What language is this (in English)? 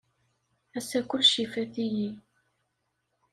Kabyle